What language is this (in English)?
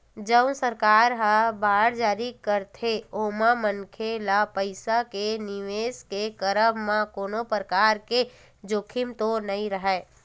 Chhattisgarhi